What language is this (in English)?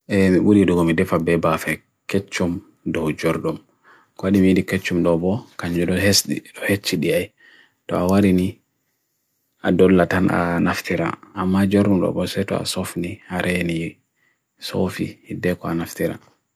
Bagirmi Fulfulde